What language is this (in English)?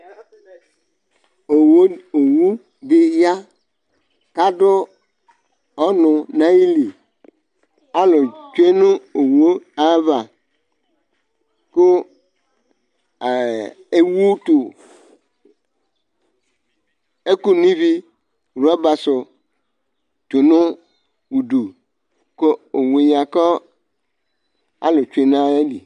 Ikposo